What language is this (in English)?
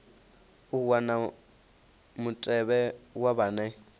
Venda